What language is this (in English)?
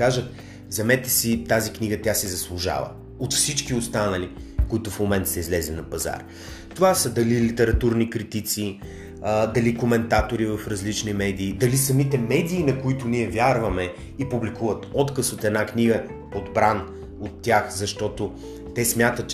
Bulgarian